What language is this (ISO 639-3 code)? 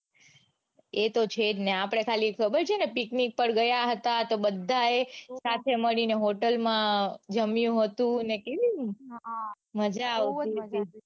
guj